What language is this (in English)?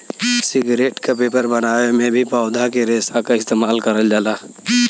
Bhojpuri